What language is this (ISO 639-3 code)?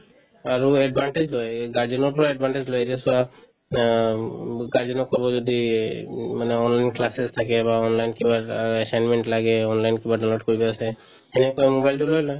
asm